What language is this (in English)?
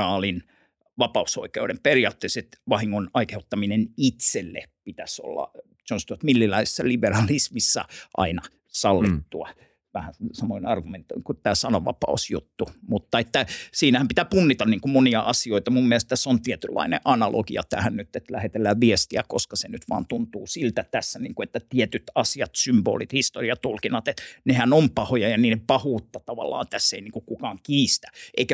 Finnish